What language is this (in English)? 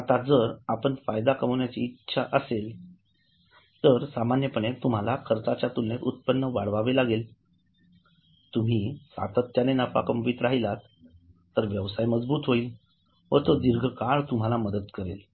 Marathi